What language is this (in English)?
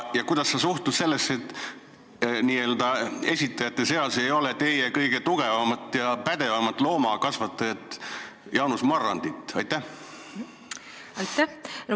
Estonian